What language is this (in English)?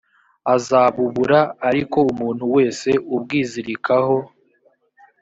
Kinyarwanda